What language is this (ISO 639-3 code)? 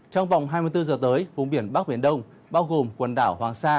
vie